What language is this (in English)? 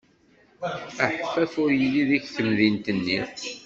Kabyle